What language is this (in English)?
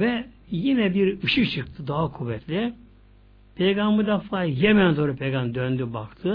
Turkish